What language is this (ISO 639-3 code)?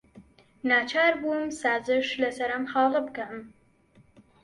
ckb